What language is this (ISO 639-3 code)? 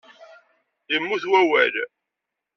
kab